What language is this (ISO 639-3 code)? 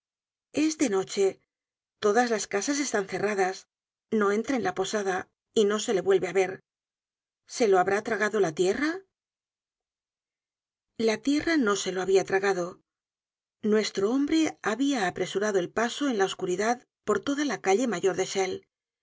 spa